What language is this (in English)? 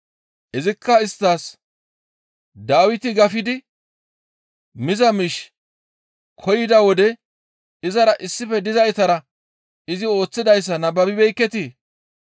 Gamo